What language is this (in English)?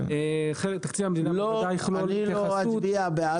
Hebrew